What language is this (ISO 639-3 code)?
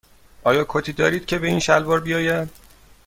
fas